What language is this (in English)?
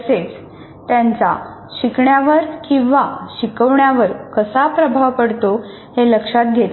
Marathi